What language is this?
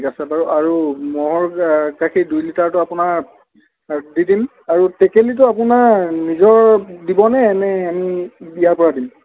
Assamese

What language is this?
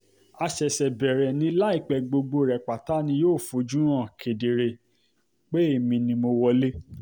Yoruba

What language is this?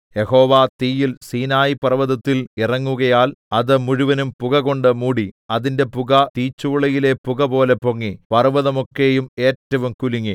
Malayalam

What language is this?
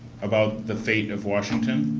English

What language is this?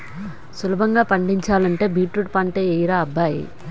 Telugu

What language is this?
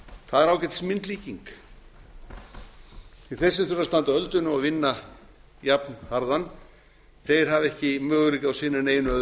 Icelandic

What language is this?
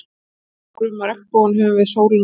Icelandic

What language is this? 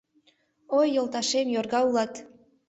Mari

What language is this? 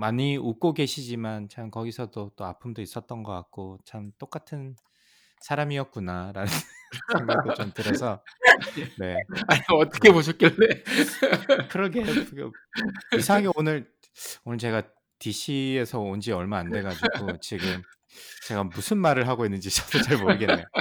Korean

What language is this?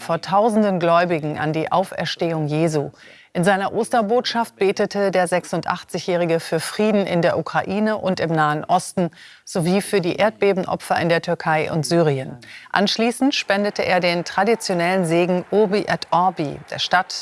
German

